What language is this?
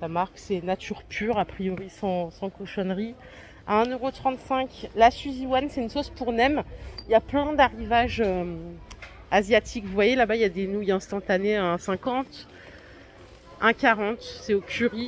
French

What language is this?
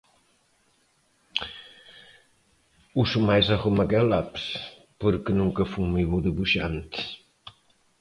Galician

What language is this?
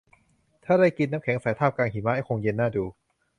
Thai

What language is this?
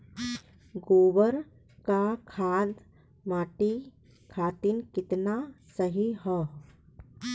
Bhojpuri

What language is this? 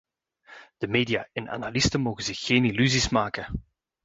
Dutch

